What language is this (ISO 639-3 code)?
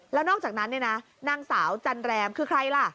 tha